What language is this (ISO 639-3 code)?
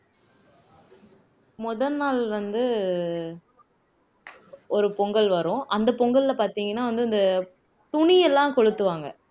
tam